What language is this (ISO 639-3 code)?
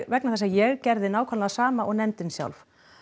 isl